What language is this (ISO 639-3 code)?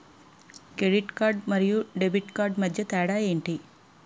tel